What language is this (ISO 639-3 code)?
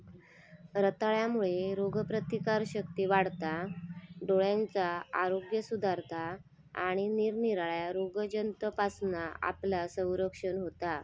mar